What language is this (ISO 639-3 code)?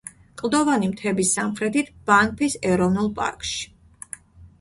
kat